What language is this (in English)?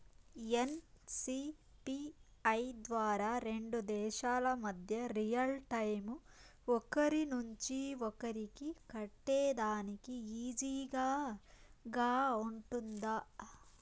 Telugu